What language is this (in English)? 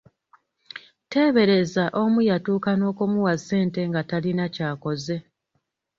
Ganda